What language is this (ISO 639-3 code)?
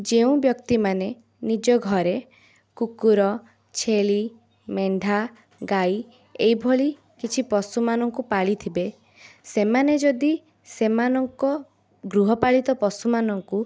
ori